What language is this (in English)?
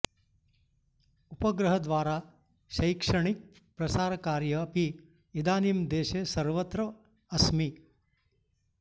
Sanskrit